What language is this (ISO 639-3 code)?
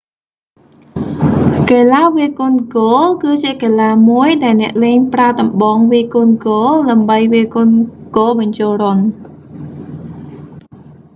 khm